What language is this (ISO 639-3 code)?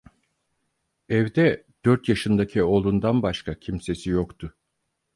tur